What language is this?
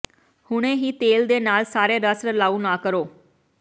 Punjabi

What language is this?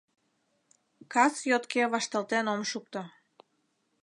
Mari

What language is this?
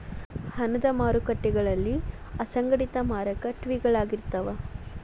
Kannada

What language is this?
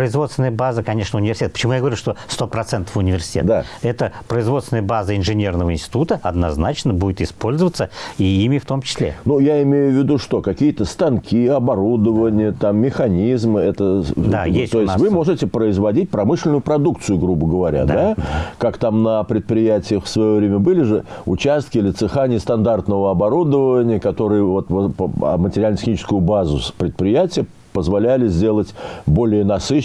Russian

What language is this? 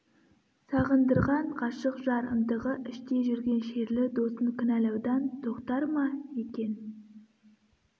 Kazakh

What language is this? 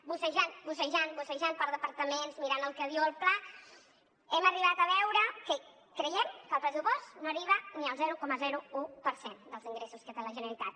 Catalan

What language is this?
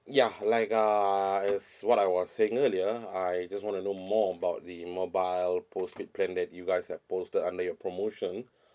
English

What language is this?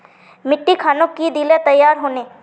Magahi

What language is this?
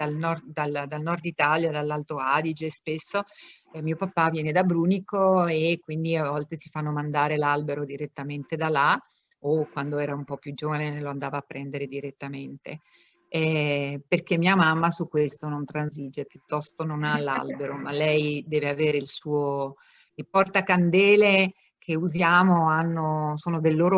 Italian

